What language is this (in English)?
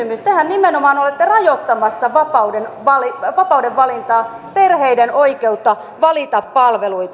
Finnish